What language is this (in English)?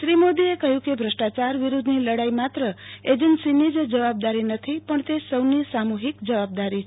Gujarati